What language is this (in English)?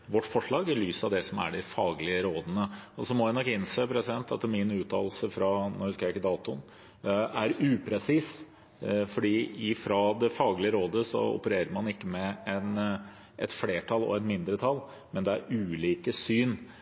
Norwegian Bokmål